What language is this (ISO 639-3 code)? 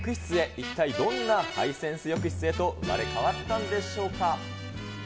jpn